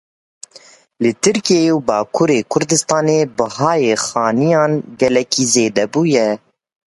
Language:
Kurdish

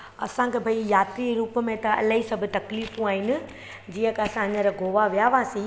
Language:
Sindhi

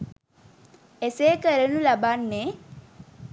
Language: Sinhala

